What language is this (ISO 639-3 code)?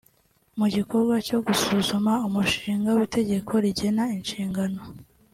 kin